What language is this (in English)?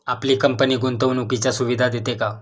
Marathi